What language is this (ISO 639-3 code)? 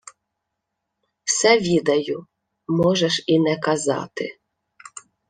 ukr